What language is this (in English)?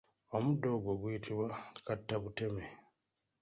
Ganda